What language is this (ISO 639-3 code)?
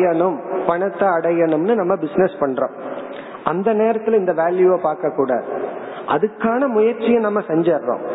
tam